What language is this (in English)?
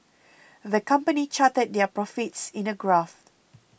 English